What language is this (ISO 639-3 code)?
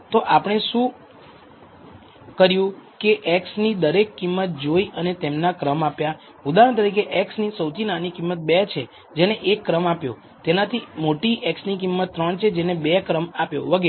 guj